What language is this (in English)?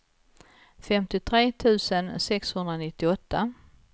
Swedish